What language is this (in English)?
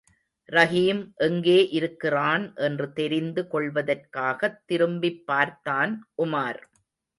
Tamil